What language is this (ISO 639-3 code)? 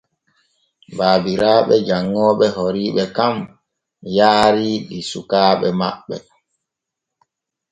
fue